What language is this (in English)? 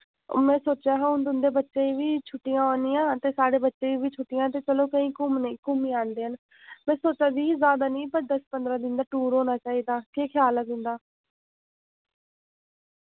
Dogri